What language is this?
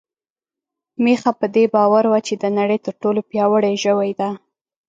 Pashto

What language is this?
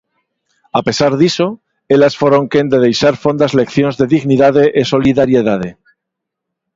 Galician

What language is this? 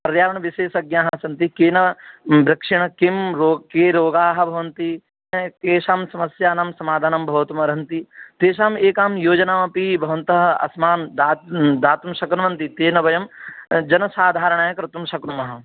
Sanskrit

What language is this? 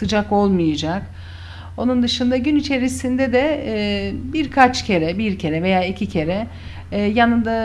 Turkish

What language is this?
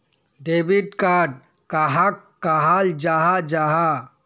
Magahi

